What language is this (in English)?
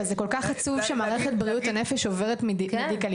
Hebrew